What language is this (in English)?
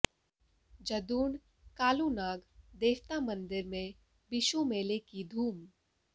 Hindi